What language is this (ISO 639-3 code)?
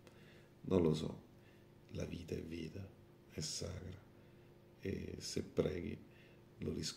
ita